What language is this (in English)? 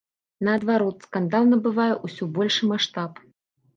Belarusian